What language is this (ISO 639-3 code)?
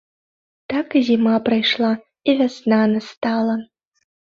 bel